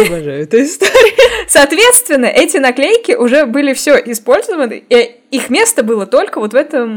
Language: Russian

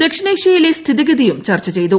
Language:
Malayalam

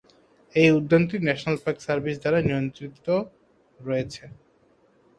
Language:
Bangla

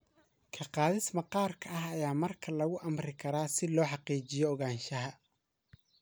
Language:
Somali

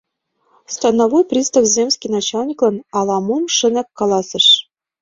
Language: Mari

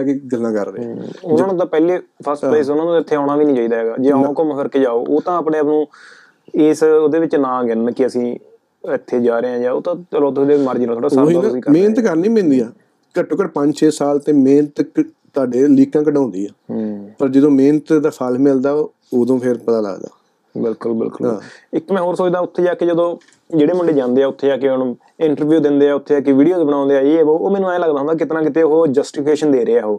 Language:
Punjabi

